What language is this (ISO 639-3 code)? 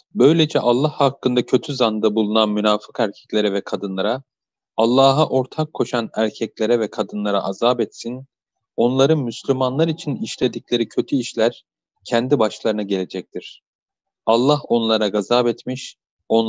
tur